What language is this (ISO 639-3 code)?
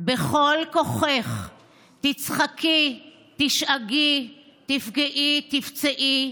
heb